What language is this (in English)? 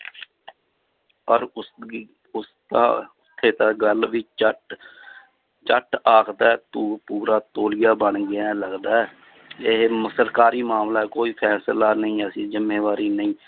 Punjabi